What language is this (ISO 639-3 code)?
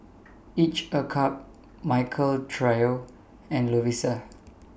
eng